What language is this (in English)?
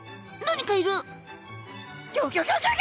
Japanese